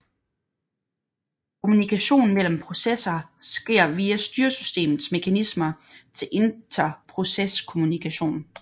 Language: Danish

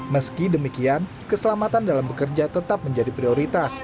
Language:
Indonesian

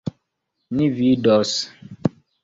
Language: Esperanto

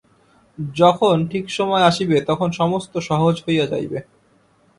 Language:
Bangla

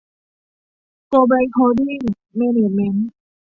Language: Thai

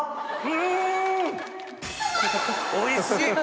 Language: Japanese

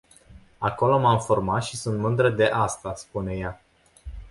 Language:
Romanian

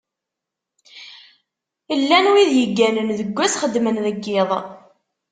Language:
Kabyle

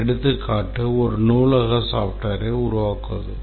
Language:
Tamil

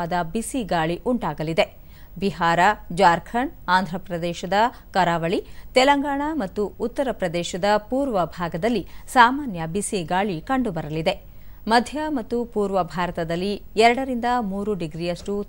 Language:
Kannada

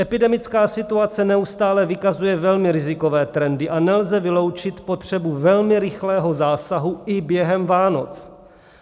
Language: Czech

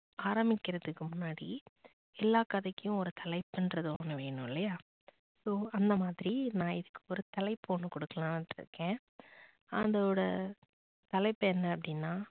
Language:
Tamil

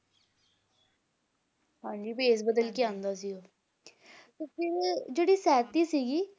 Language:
Punjabi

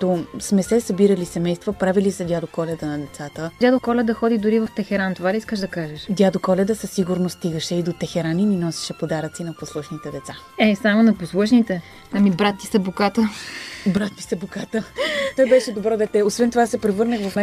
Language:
Bulgarian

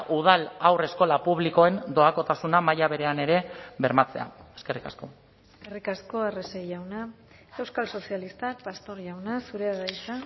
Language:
Basque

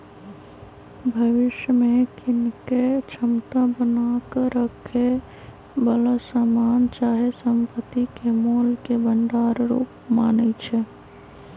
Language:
Magahi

